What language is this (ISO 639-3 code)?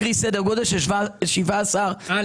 heb